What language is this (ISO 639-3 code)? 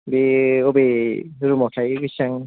brx